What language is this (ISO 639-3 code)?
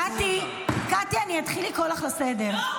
heb